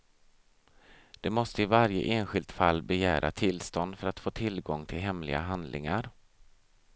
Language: Swedish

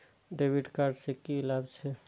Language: Maithili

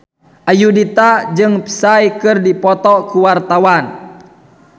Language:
Sundanese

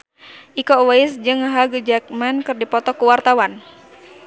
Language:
Sundanese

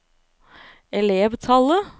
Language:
Norwegian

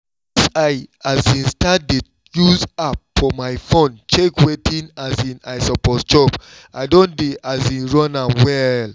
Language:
Nigerian Pidgin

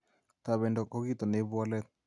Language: Kalenjin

